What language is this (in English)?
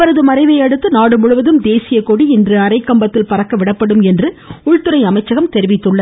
Tamil